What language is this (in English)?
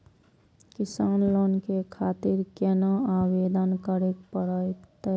Maithili